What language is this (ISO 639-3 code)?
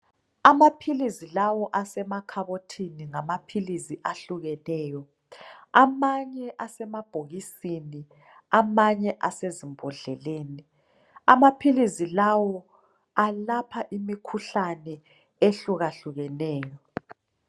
nde